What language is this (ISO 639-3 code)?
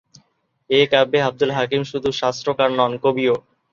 ben